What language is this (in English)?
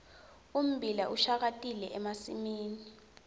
Swati